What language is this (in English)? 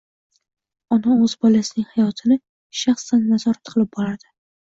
Uzbek